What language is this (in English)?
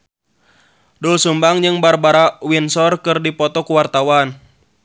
Sundanese